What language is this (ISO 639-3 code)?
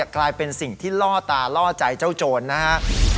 tha